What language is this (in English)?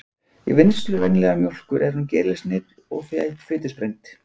Icelandic